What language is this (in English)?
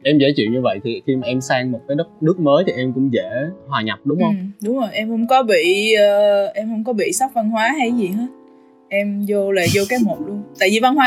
Vietnamese